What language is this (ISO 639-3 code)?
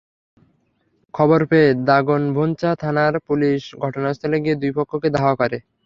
ben